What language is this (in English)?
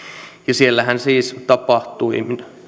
Finnish